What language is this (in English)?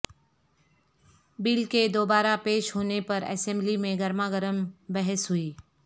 Urdu